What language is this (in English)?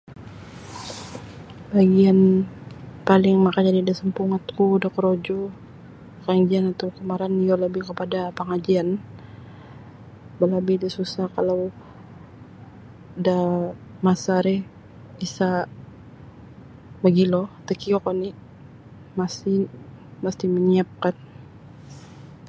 Sabah Bisaya